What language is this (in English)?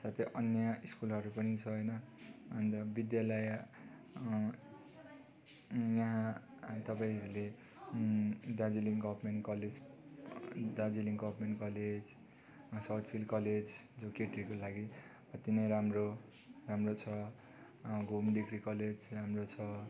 Nepali